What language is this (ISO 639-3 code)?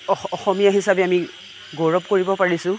asm